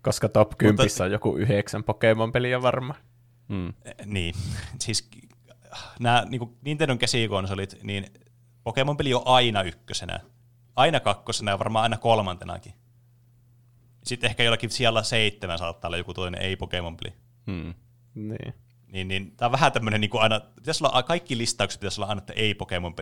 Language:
Finnish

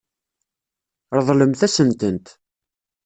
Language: Kabyle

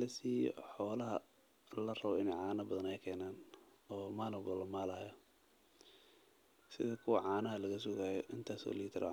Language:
Somali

